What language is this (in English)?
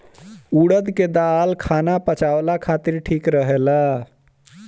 Bhojpuri